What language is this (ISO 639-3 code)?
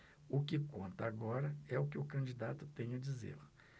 por